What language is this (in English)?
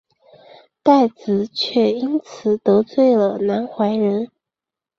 Chinese